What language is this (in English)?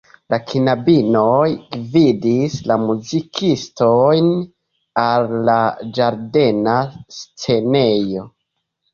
Esperanto